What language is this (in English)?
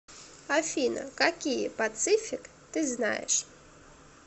Russian